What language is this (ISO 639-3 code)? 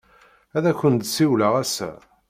kab